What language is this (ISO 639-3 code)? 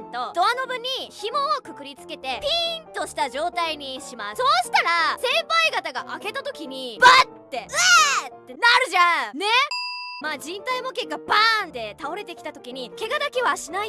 jpn